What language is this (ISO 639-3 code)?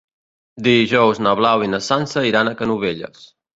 cat